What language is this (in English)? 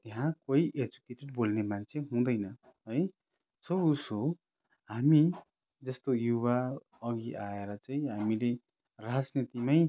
Nepali